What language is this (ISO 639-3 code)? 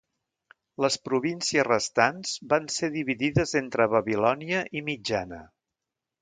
cat